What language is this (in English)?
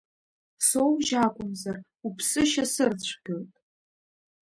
Abkhazian